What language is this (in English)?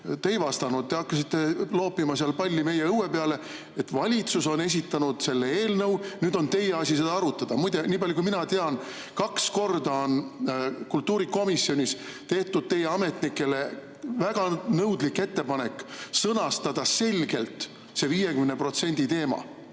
Estonian